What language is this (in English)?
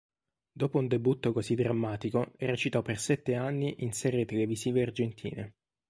Italian